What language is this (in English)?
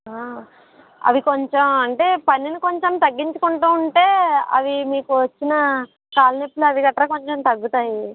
Telugu